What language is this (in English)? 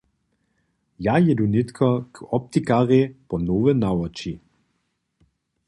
Upper Sorbian